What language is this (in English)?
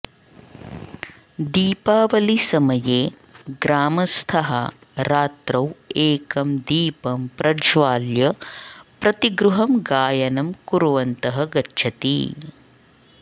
Sanskrit